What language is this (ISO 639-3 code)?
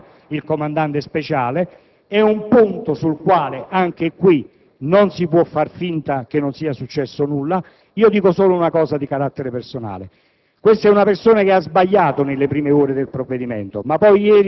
ita